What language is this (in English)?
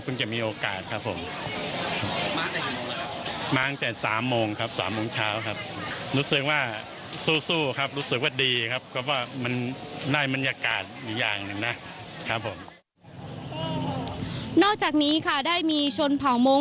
Thai